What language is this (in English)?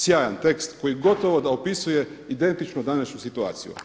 Croatian